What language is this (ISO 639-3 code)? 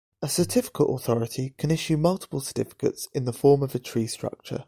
eng